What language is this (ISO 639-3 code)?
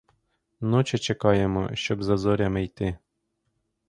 ukr